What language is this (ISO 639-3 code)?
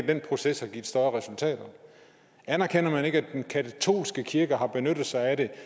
dan